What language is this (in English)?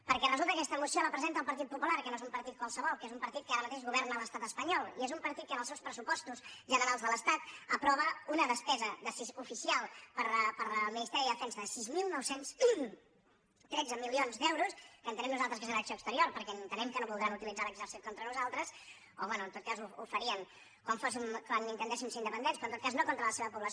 Catalan